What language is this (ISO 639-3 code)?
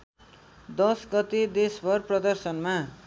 nep